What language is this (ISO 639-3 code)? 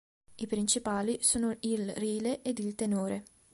ita